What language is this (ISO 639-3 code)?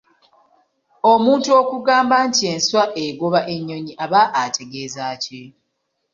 lug